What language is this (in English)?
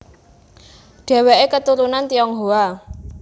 Javanese